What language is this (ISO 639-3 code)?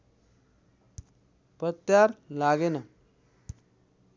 nep